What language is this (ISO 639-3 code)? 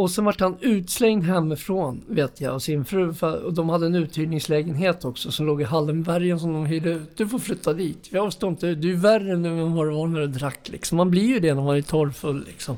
swe